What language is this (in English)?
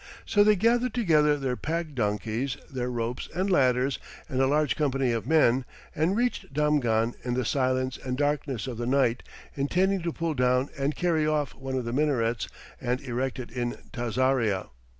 English